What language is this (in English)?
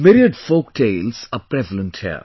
English